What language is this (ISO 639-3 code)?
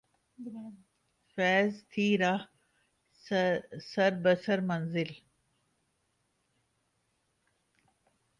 urd